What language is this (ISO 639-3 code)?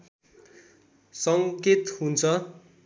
nep